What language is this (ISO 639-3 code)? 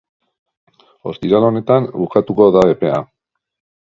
eus